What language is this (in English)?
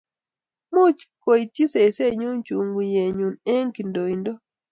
Kalenjin